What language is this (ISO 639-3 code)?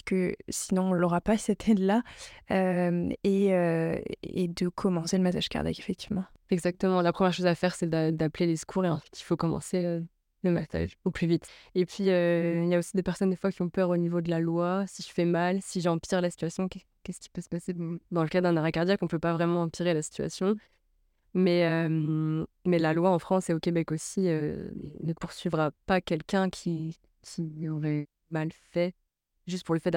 fra